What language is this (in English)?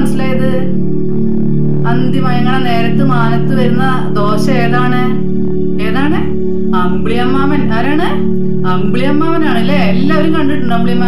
Turkish